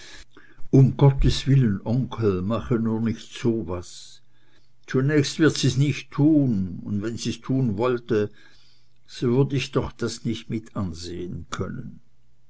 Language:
German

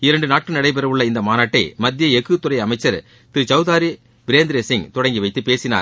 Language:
Tamil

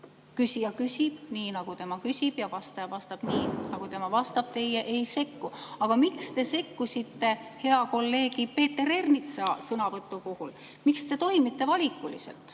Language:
Estonian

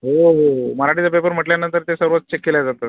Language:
Marathi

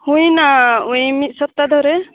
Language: Santali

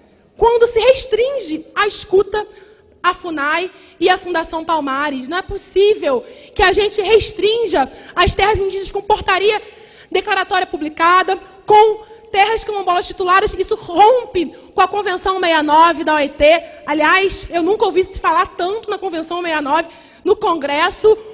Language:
Portuguese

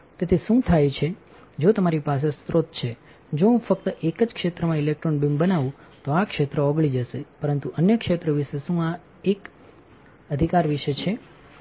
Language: Gujarati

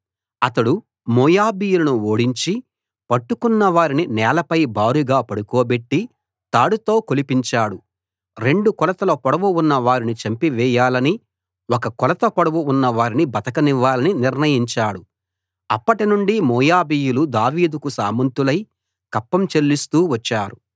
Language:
Telugu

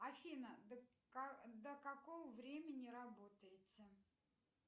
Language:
Russian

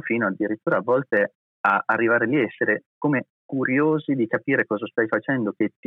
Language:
Italian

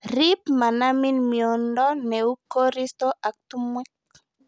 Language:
Kalenjin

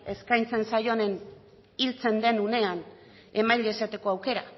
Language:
Basque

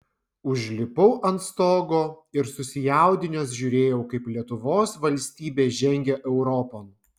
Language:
Lithuanian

